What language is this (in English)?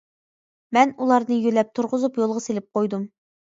Uyghur